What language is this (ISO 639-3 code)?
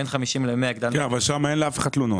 heb